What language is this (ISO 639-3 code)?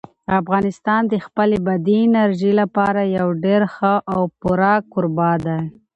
pus